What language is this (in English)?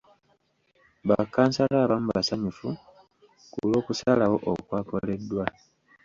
Ganda